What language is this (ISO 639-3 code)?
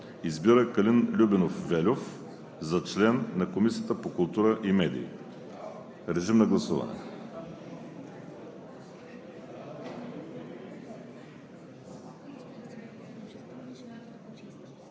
bul